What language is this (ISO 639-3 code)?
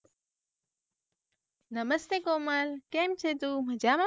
guj